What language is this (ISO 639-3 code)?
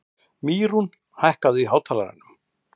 isl